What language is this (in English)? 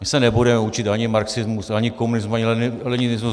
Czech